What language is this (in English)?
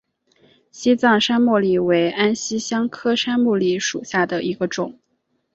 Chinese